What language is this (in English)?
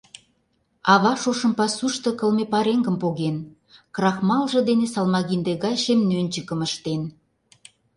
Mari